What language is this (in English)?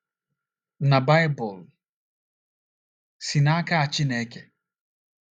Igbo